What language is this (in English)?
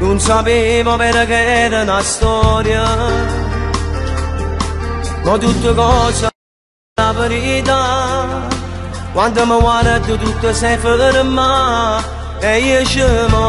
Turkish